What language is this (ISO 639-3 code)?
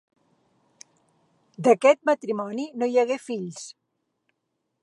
cat